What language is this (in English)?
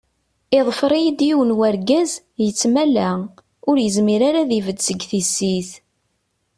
Kabyle